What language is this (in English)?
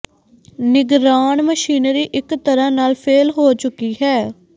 Punjabi